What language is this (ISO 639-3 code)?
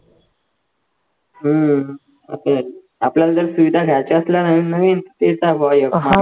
mar